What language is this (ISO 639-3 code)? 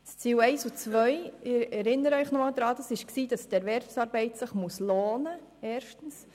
gsw